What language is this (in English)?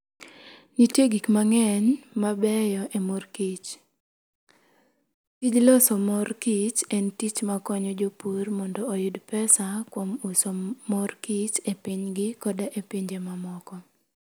Luo (Kenya and Tanzania)